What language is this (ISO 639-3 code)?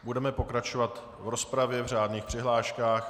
ces